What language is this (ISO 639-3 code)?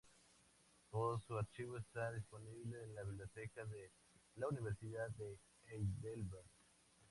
spa